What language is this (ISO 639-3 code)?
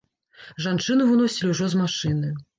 bel